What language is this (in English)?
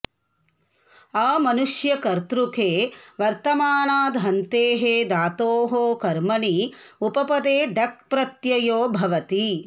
Sanskrit